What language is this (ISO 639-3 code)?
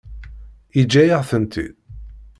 kab